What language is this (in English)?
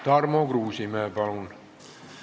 Estonian